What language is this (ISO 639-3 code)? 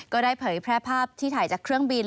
tha